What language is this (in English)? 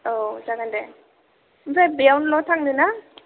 Bodo